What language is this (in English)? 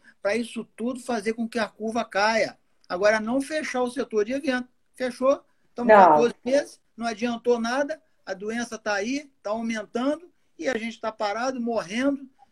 Portuguese